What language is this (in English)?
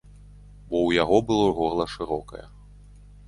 Belarusian